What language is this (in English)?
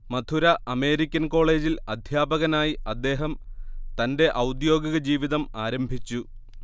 Malayalam